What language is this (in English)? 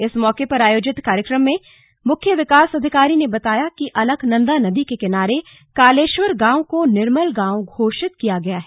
Hindi